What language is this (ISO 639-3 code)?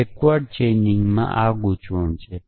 guj